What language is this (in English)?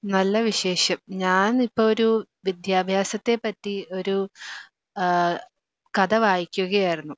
Malayalam